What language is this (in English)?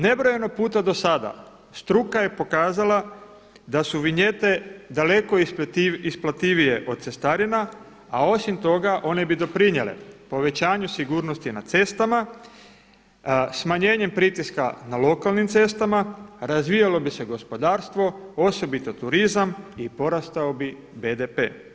Croatian